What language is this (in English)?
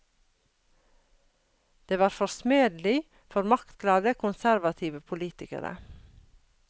Norwegian